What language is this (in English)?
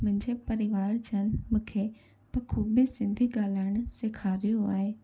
Sindhi